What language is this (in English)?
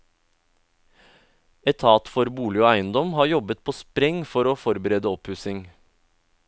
Norwegian